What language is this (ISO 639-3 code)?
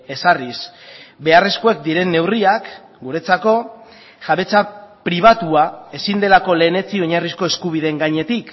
eus